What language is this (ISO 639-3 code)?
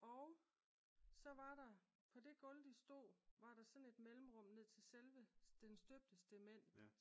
dan